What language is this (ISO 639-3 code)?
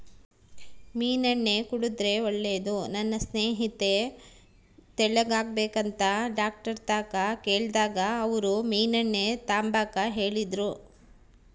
kan